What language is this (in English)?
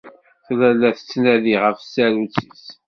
Kabyle